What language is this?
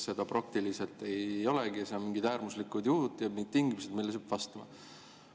Estonian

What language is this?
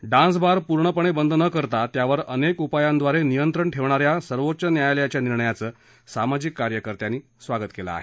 Marathi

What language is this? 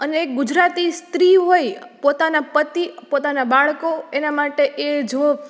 Gujarati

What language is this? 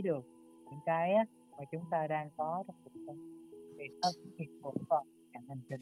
Vietnamese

